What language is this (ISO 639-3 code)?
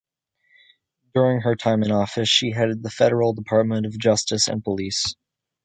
eng